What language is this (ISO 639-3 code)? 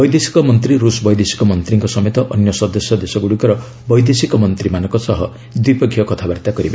ori